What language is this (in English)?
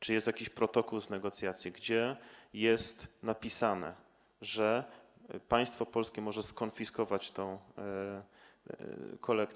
Polish